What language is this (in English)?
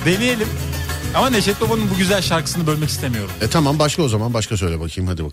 Turkish